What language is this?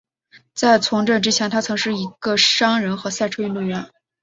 Chinese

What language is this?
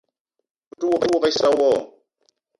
Eton (Cameroon)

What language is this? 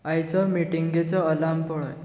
Konkani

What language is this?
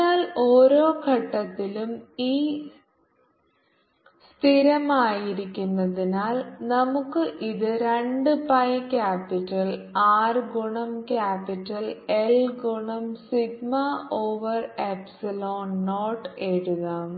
Malayalam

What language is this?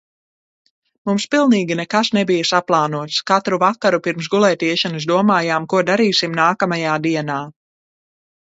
Latvian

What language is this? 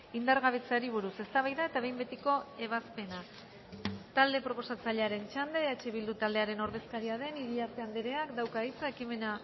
Basque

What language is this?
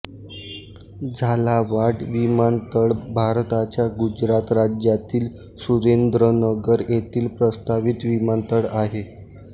Marathi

